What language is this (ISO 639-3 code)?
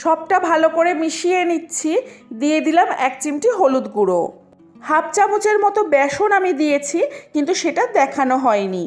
ben